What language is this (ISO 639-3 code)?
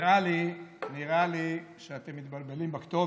heb